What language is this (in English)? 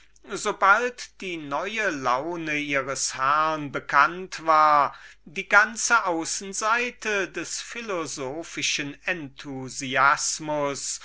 German